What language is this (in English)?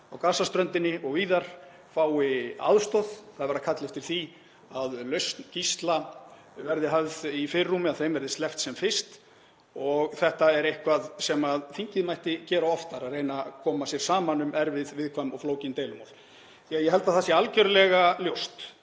Icelandic